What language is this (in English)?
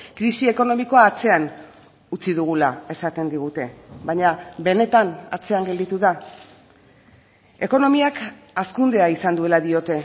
Basque